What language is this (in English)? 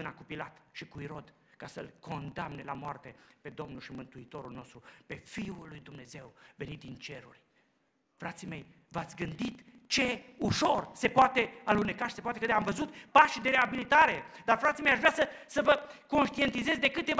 Romanian